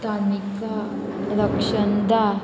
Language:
Konkani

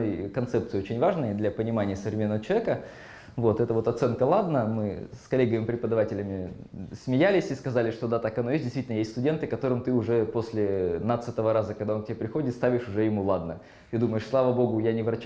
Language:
Russian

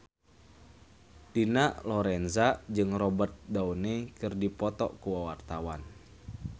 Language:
Sundanese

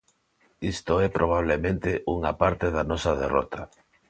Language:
Galician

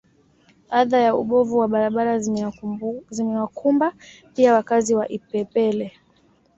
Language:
Swahili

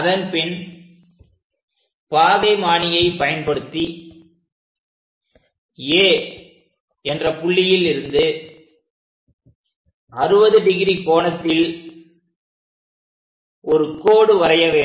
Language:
Tamil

